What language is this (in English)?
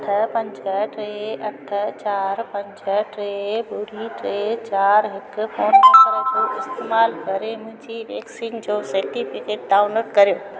Sindhi